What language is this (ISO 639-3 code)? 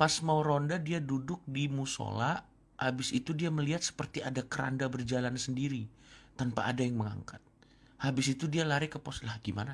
ind